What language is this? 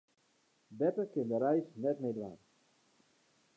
Western Frisian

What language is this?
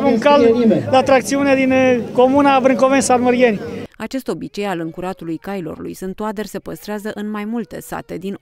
Romanian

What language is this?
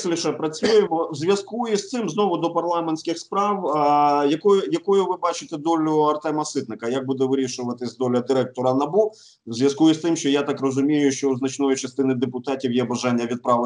Ukrainian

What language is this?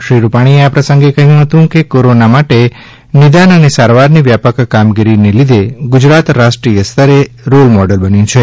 Gujarati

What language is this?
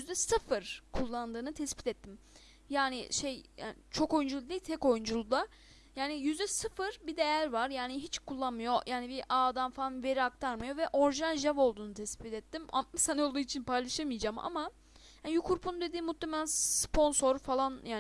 Turkish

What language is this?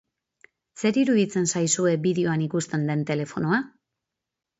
Basque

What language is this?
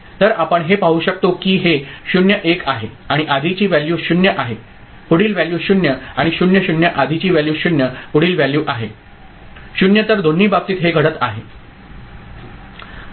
Marathi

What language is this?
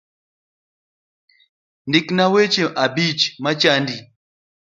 Luo (Kenya and Tanzania)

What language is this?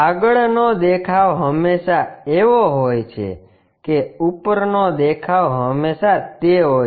Gujarati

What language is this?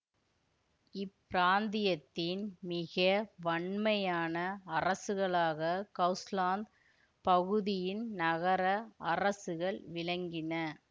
Tamil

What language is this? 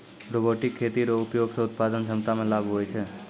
Maithili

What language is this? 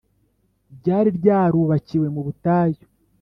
Kinyarwanda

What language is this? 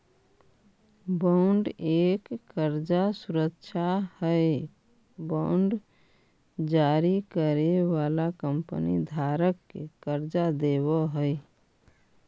Magahi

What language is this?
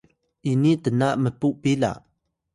Atayal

